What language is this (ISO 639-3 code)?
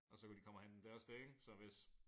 dan